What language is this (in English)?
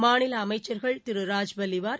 Tamil